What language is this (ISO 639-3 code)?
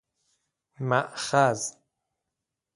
fas